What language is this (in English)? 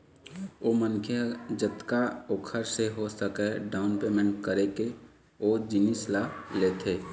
Chhattisgarhi